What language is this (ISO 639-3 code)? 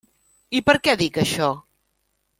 cat